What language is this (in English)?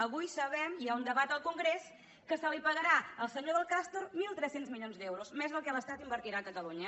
Catalan